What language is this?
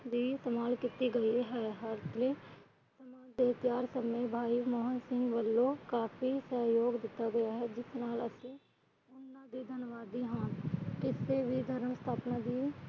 Punjabi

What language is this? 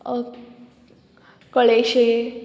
Konkani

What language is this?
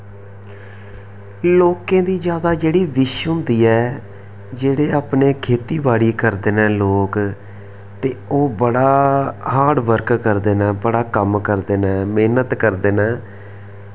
Dogri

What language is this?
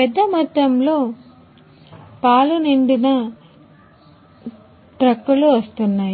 Telugu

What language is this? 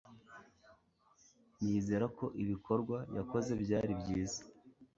Kinyarwanda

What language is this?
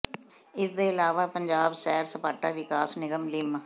Punjabi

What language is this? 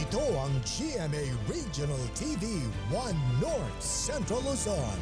Filipino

